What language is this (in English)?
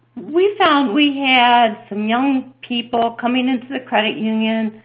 English